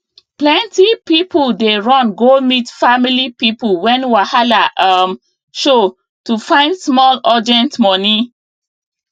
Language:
Nigerian Pidgin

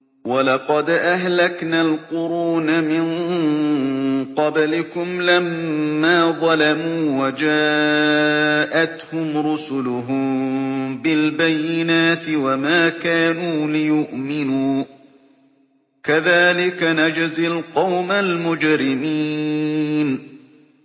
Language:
Arabic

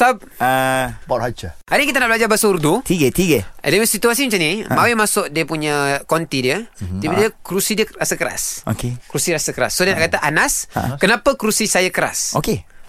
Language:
Malay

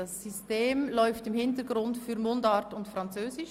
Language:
Swiss German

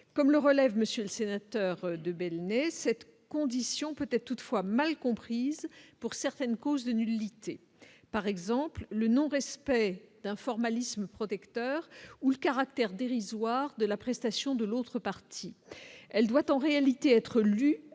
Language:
French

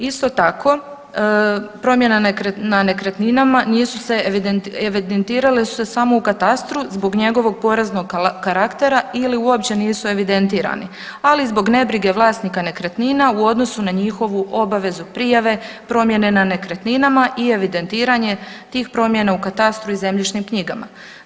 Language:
Croatian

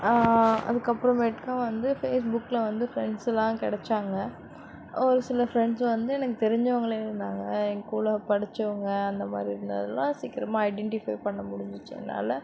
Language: Tamil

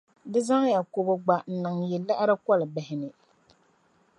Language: Dagbani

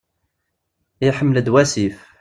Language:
Kabyle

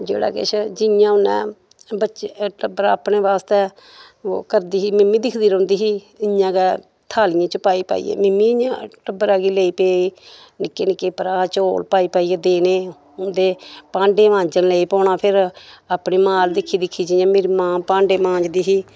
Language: Dogri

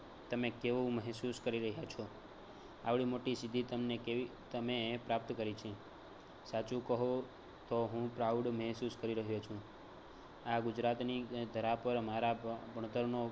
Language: Gujarati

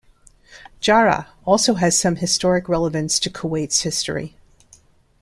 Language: English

